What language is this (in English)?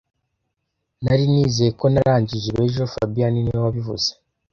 Kinyarwanda